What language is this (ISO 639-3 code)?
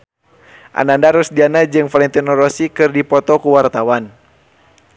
sun